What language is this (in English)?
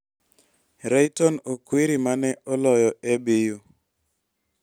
Luo (Kenya and Tanzania)